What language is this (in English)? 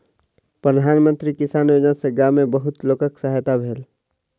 Maithili